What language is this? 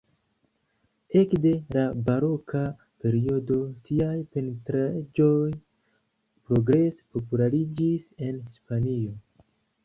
Esperanto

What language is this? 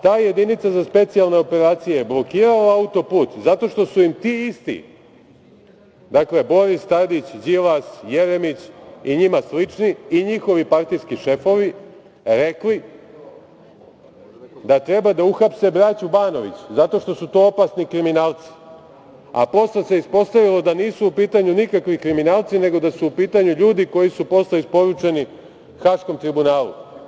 Serbian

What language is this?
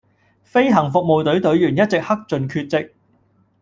Cantonese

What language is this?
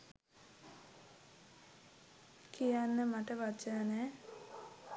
Sinhala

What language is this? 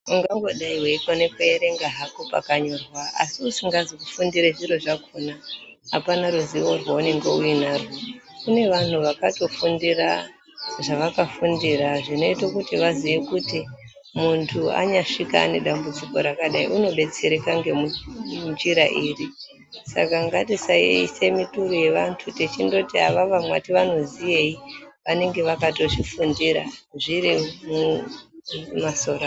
Ndau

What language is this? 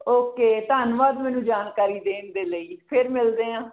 Punjabi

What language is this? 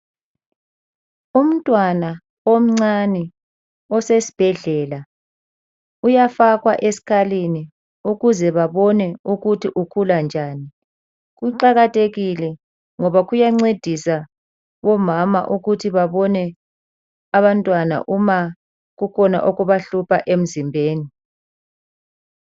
North Ndebele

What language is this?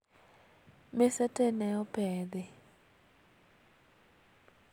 Luo (Kenya and Tanzania)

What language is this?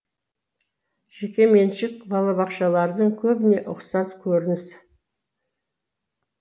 Kazakh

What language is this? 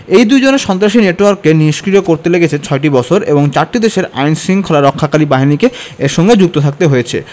Bangla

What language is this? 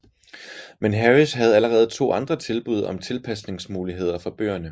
Danish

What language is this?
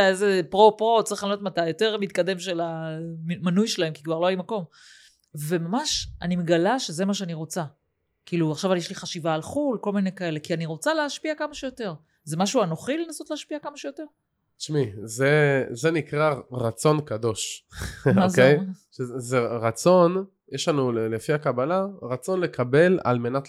Hebrew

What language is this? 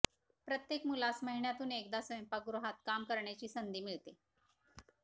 Marathi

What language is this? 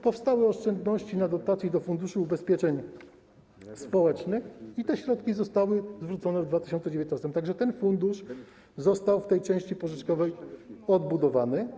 Polish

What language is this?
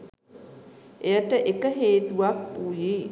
Sinhala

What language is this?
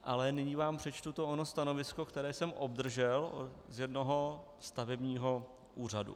Czech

